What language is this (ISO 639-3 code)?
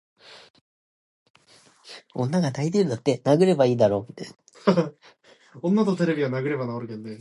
zho